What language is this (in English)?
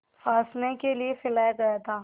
Hindi